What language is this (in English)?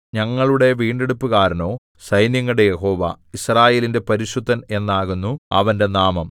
Malayalam